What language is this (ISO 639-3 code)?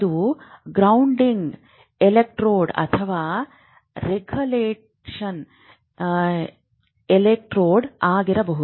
kan